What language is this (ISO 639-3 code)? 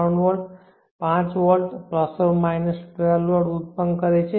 guj